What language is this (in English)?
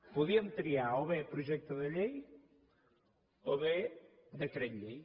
Catalan